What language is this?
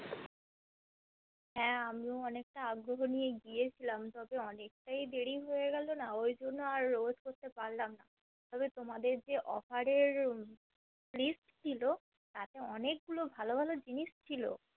Bangla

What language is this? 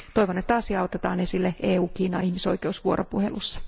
Finnish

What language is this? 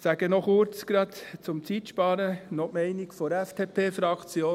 Swiss German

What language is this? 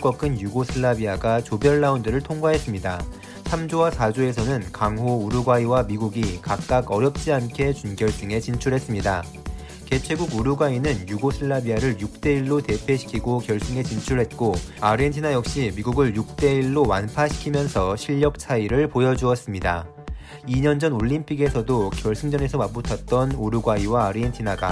Korean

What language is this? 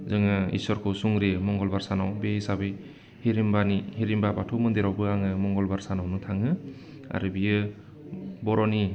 Bodo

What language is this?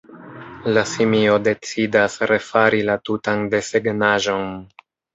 Esperanto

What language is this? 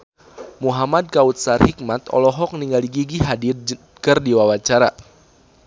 Sundanese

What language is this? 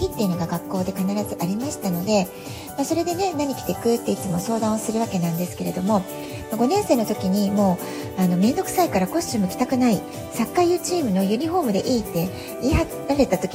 Japanese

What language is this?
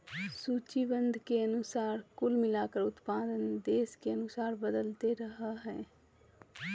Magahi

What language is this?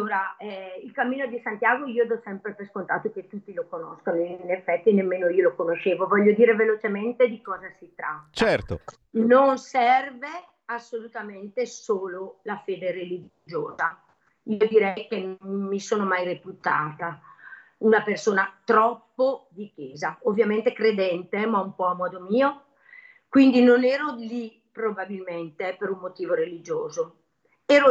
Italian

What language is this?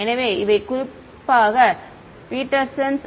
Tamil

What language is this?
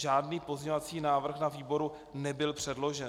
Czech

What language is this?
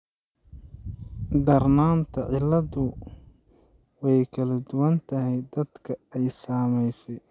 Somali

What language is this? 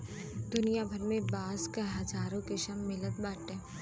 Bhojpuri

